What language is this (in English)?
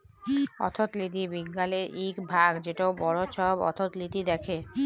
Bangla